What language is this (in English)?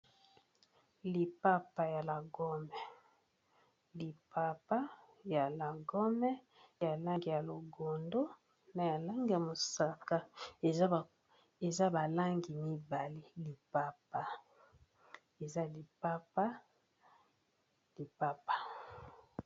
Lingala